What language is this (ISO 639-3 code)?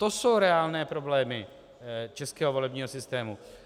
ces